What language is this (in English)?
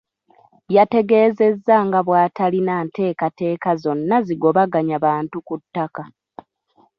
Ganda